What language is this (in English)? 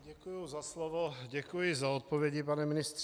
Czech